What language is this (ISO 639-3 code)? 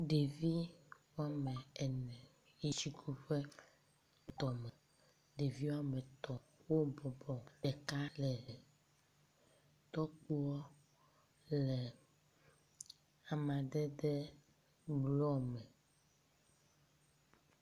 ewe